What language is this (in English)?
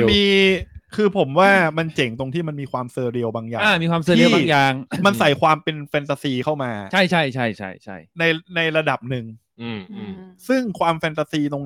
Thai